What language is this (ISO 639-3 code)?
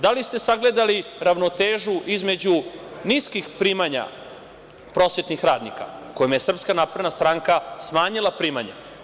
srp